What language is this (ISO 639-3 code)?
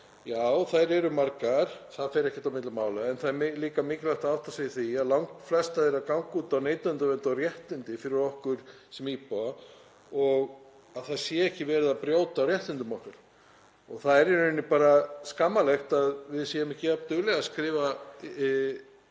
isl